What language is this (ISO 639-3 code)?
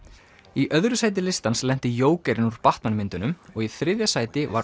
isl